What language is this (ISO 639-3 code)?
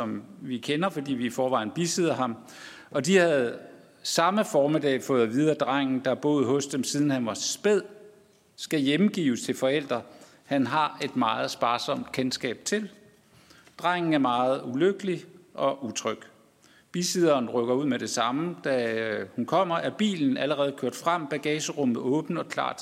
dan